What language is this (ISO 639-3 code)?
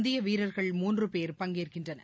tam